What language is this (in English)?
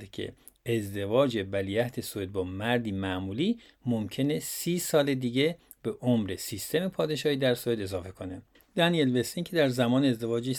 Persian